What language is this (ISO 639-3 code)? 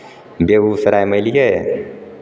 mai